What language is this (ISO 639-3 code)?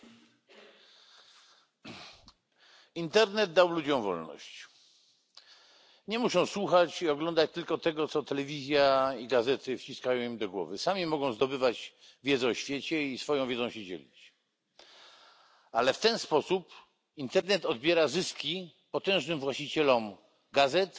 pol